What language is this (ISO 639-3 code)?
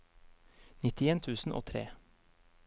nor